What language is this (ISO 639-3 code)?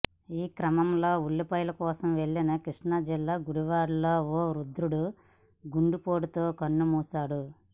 tel